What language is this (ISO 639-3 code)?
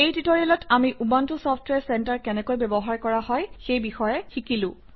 asm